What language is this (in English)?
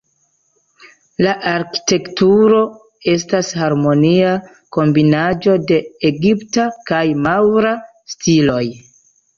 Esperanto